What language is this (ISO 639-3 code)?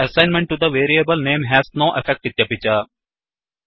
san